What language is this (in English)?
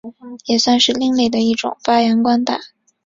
Chinese